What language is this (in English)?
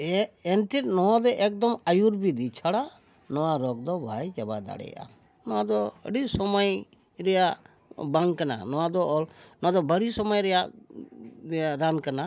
Santali